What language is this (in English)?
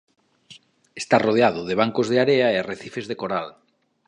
Galician